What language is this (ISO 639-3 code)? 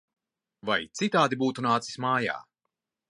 lav